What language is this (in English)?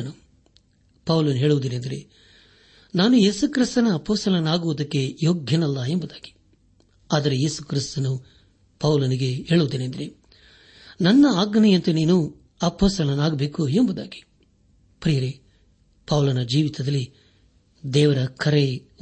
Kannada